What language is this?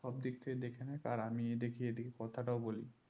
Bangla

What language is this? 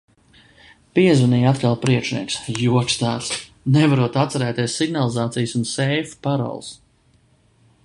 Latvian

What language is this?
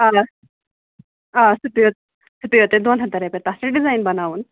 Kashmiri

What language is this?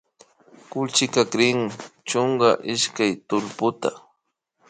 Imbabura Highland Quichua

